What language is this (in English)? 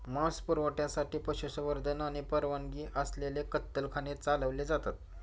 Marathi